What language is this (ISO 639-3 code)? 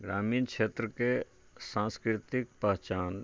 mai